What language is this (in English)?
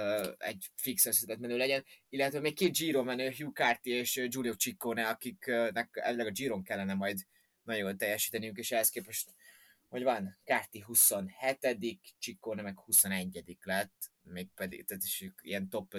Hungarian